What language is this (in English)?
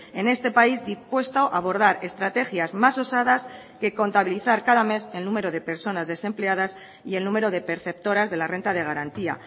Spanish